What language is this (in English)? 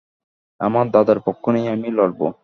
Bangla